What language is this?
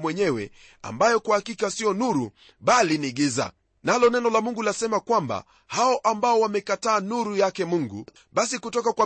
Swahili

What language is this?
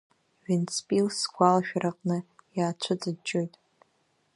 Abkhazian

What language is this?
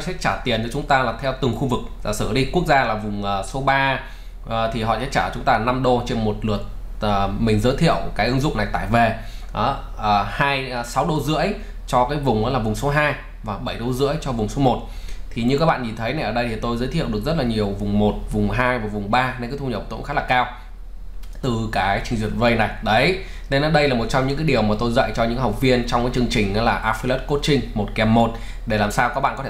Vietnamese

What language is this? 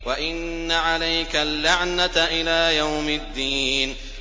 Arabic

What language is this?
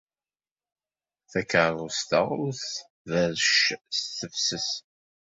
Kabyle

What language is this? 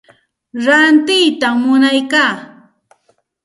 Santa Ana de Tusi Pasco Quechua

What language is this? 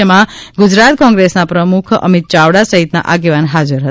Gujarati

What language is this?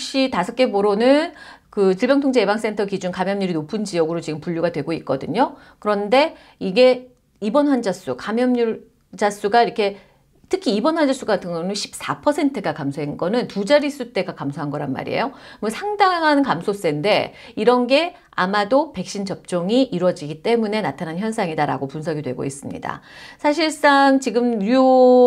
Korean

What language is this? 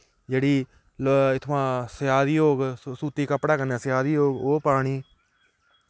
Dogri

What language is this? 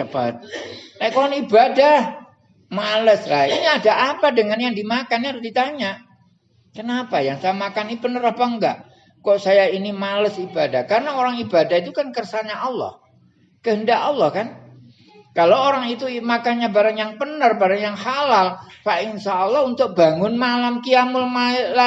Indonesian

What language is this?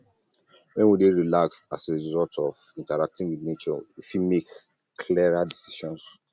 Nigerian Pidgin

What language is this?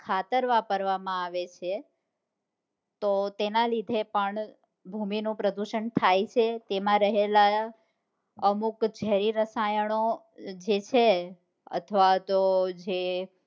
Gujarati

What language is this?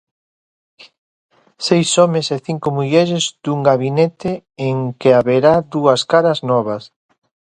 Galician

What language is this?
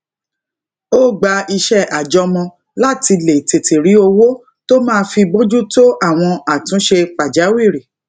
Yoruba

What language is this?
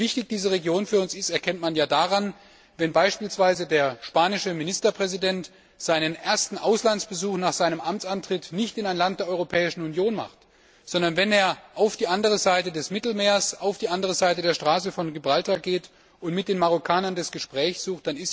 German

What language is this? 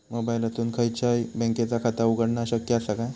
Marathi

